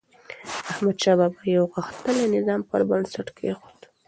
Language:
Pashto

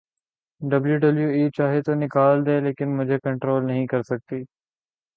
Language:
Urdu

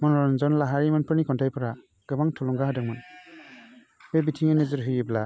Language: Bodo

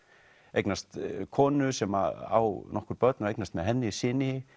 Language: Icelandic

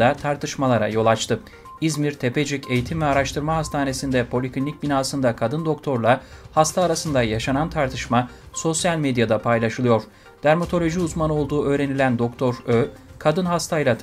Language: Turkish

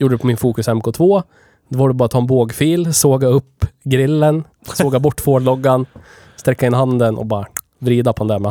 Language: Swedish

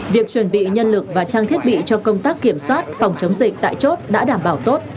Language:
Vietnamese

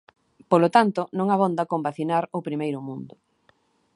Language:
Galician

